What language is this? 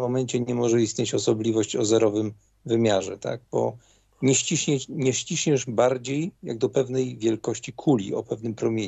Polish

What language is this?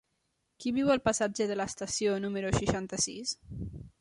Catalan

